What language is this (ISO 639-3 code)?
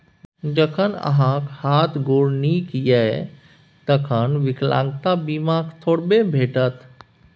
mai